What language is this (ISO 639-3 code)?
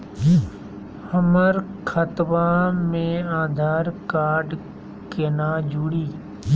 mag